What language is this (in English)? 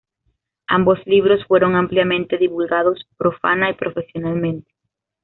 Spanish